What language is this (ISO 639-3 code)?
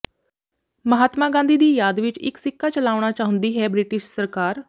pan